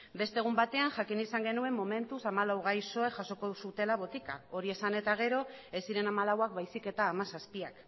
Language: Basque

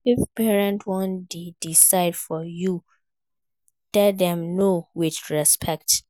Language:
Nigerian Pidgin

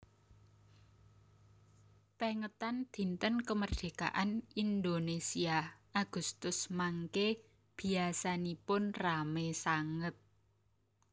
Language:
Javanese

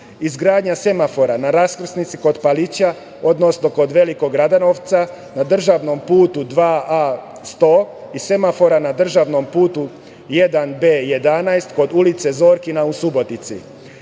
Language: Serbian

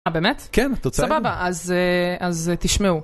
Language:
Hebrew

